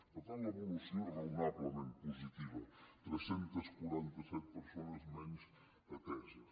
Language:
Catalan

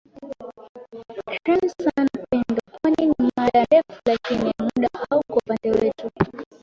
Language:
Swahili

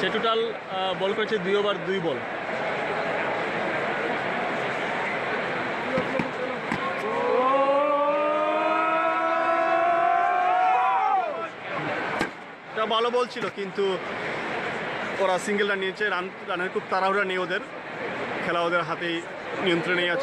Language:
Hindi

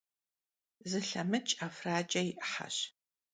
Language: Kabardian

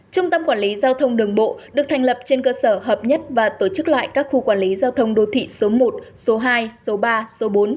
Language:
Vietnamese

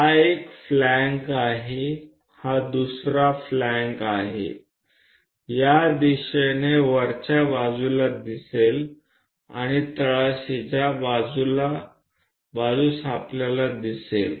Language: Gujarati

